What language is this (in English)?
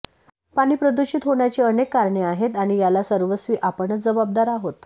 Marathi